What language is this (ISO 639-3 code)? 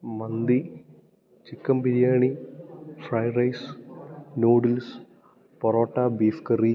mal